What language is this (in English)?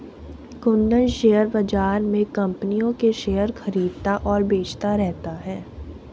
Hindi